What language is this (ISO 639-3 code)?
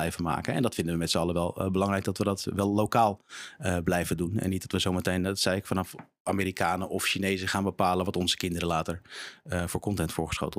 nld